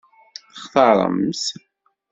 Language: Kabyle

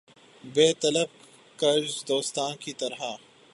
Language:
Urdu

